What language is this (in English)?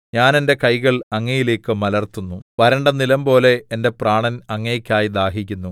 Malayalam